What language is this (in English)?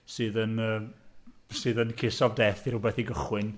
Welsh